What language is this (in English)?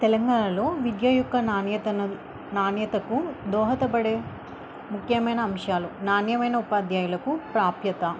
Telugu